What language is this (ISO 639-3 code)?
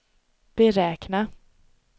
swe